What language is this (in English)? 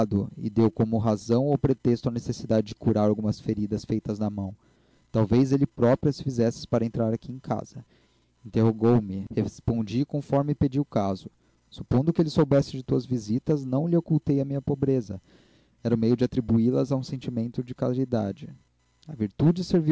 Portuguese